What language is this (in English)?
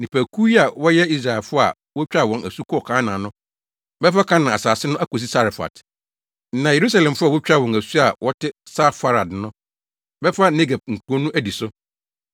Akan